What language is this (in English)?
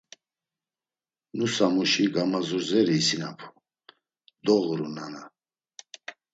Laz